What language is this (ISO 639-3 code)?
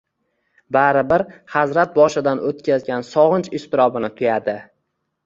uzb